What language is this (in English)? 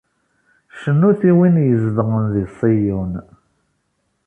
Kabyle